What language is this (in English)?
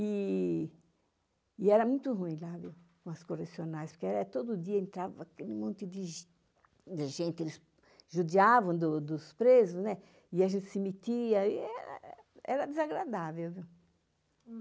Portuguese